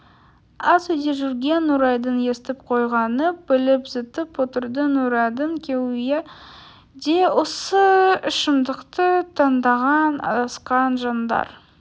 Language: Kazakh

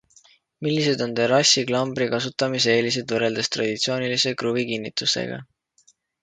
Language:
Estonian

